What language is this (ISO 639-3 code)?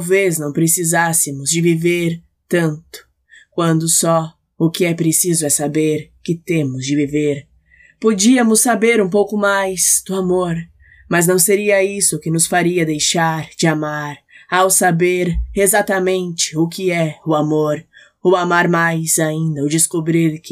por